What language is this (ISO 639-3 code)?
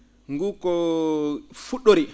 ful